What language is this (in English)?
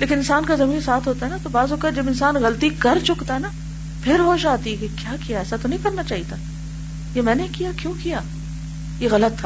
Urdu